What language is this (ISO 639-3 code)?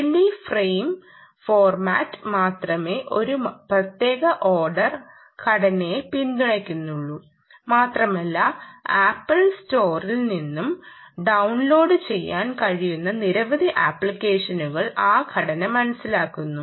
mal